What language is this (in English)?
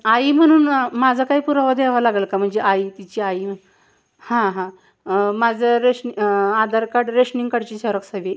Marathi